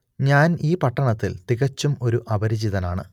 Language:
Malayalam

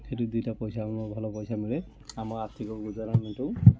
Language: Odia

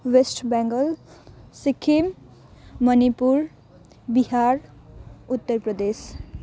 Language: Nepali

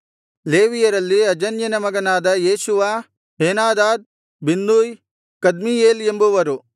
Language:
Kannada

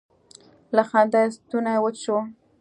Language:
Pashto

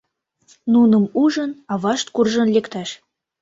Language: Mari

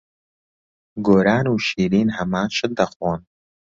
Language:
Central Kurdish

